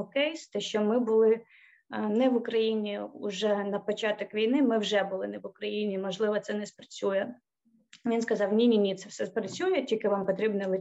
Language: Ukrainian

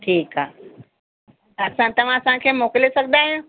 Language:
Sindhi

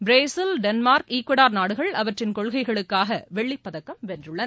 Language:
Tamil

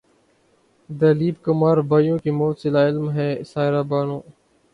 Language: Urdu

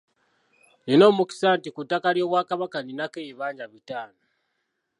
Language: Ganda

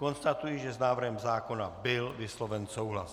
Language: Czech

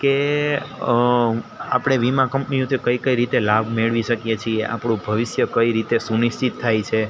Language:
Gujarati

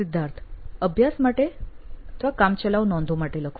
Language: Gujarati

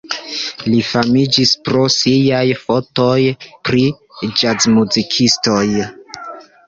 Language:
Esperanto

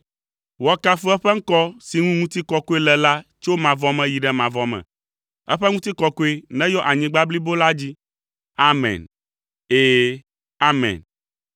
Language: Ewe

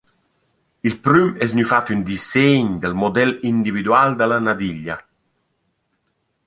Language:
Romansh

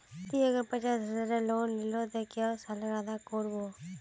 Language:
Magahi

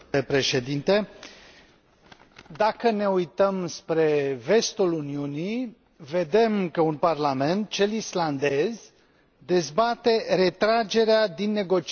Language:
Romanian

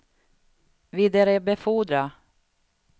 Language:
Swedish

